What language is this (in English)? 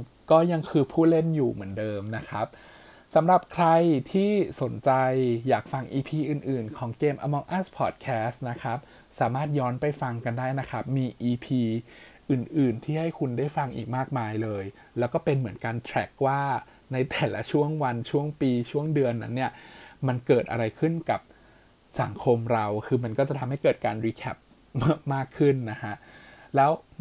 Thai